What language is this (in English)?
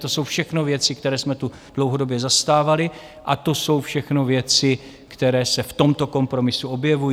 Czech